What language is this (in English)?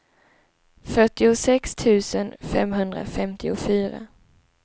Swedish